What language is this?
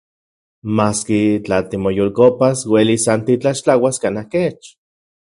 Central Puebla Nahuatl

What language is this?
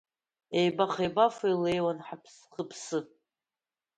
Abkhazian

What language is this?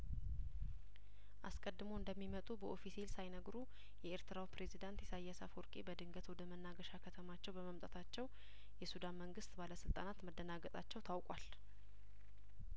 Amharic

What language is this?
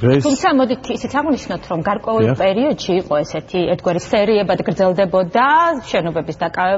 Romanian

